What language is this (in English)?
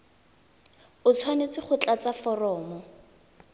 Tswana